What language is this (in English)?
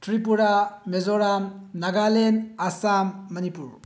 Manipuri